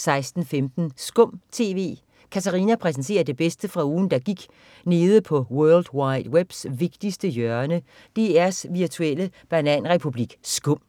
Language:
Danish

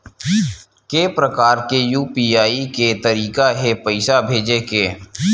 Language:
Chhattisgarhi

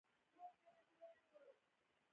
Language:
Pashto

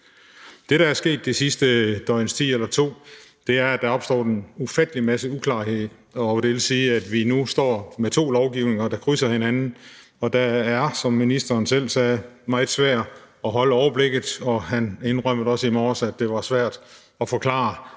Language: Danish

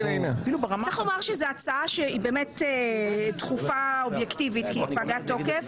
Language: Hebrew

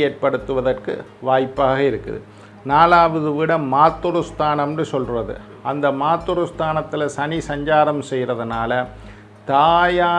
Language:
Indonesian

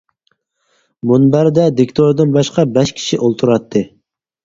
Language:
Uyghur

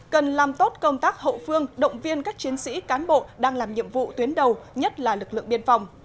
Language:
Vietnamese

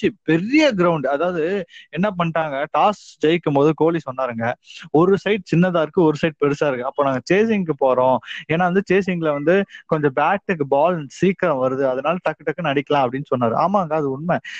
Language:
Tamil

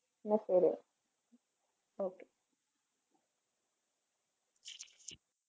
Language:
Malayalam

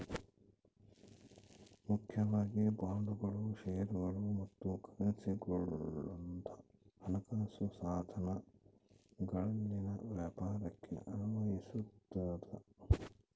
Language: Kannada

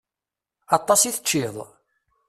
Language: Kabyle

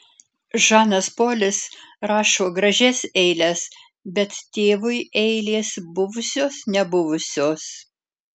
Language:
Lithuanian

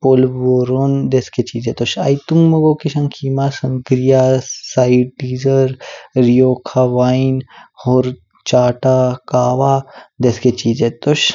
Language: Kinnauri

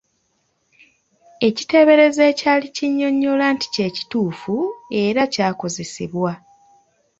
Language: Ganda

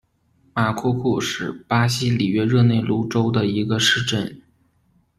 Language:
Chinese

